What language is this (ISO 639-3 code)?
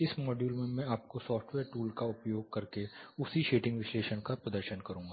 hin